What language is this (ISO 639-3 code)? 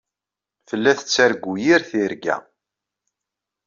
kab